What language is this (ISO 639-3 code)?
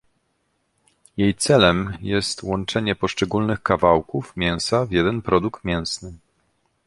pol